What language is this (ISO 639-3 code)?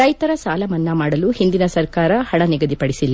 kan